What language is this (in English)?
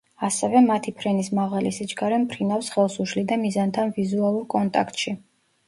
Georgian